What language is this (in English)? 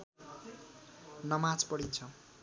Nepali